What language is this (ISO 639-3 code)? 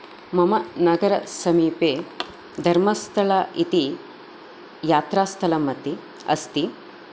san